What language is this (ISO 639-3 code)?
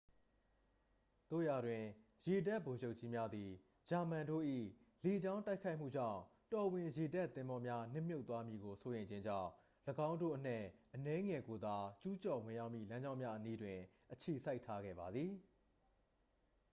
mya